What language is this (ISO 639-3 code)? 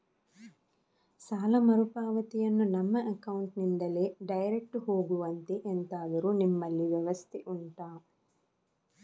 kan